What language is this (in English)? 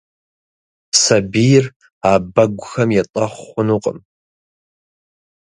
Kabardian